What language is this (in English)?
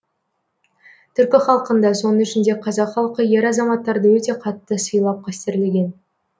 Kazakh